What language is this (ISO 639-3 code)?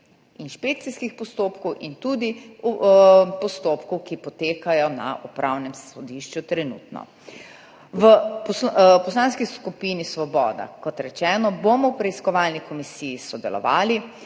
slv